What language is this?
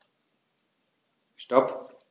German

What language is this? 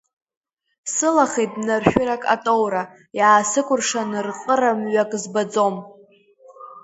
Abkhazian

